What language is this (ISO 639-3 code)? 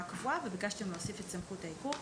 heb